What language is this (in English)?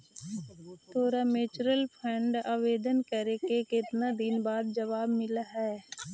Magahi